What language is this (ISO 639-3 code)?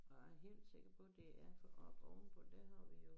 dan